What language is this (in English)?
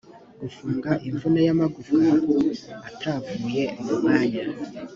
Kinyarwanda